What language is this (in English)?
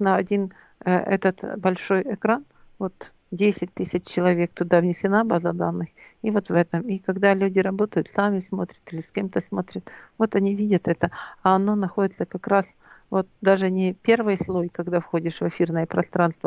Russian